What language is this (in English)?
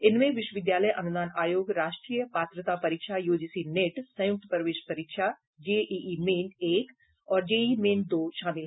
Hindi